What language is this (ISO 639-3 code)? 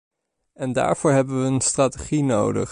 nld